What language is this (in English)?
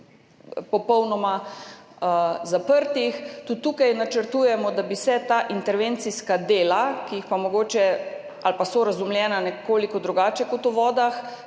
Slovenian